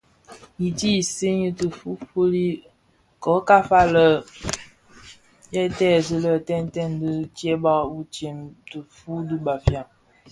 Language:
Bafia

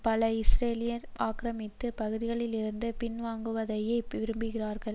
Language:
Tamil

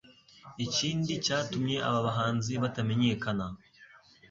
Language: Kinyarwanda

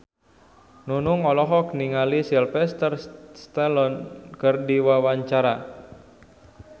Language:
Sundanese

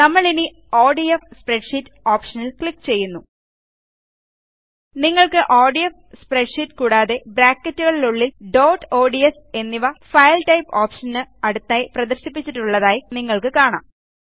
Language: Malayalam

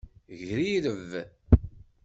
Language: Kabyle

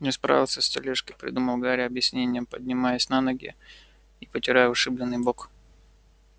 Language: Russian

